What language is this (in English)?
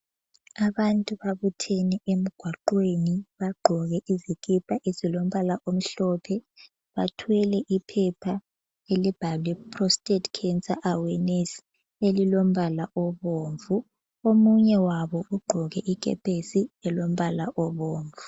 North Ndebele